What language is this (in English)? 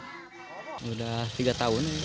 Indonesian